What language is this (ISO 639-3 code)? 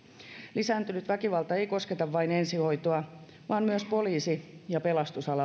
fin